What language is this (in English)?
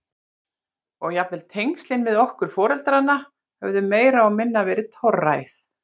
Icelandic